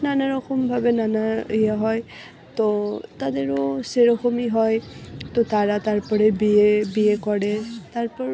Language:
Bangla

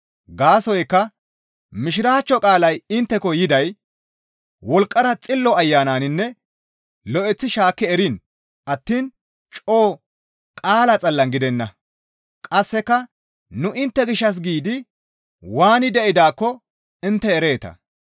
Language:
Gamo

